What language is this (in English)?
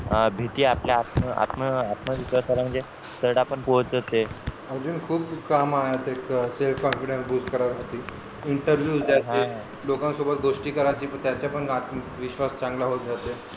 Marathi